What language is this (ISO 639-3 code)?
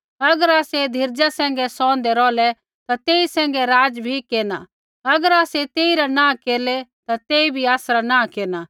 kfx